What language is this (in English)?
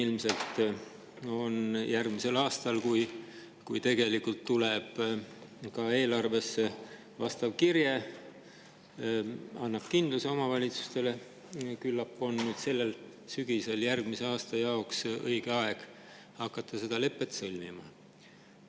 Estonian